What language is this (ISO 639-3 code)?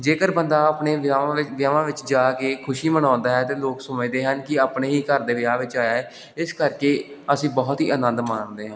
pan